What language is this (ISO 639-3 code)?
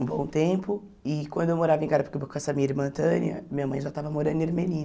por